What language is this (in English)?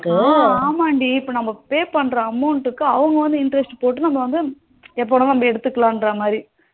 Tamil